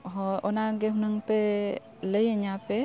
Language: Santali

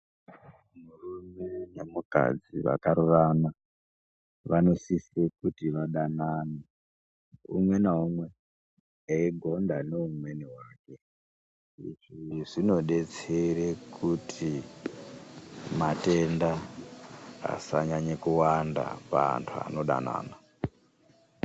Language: Ndau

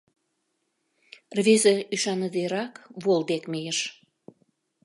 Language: Mari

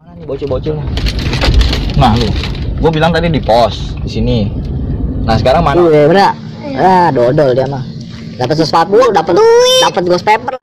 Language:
Indonesian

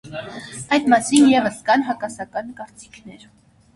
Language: Armenian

